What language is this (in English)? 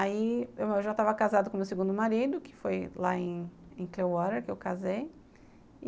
Portuguese